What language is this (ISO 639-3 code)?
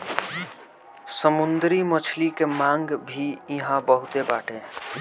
bho